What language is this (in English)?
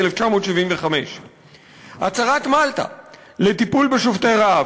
Hebrew